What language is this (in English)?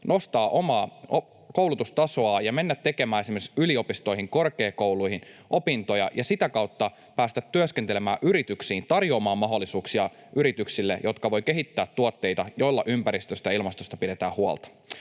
Finnish